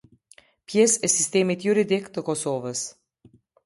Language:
Albanian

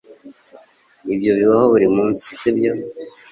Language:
Kinyarwanda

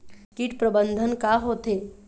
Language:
Chhattisgarhi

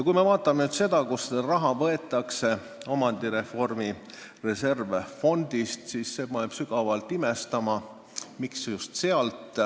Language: Estonian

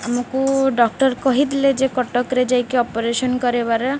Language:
Odia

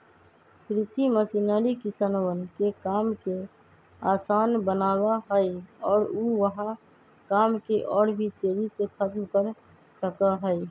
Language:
Magahi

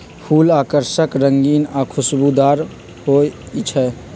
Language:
Magahi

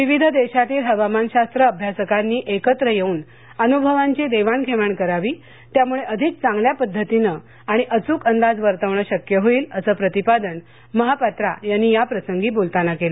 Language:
Marathi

